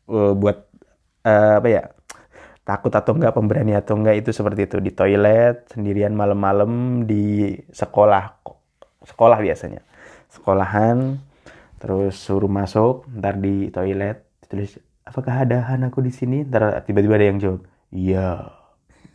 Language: Indonesian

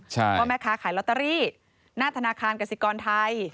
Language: Thai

